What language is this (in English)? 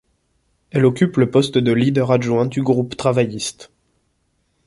French